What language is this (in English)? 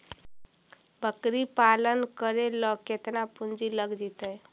Magahi